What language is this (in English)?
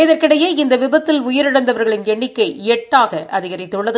Tamil